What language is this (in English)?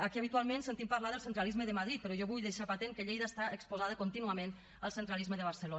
Catalan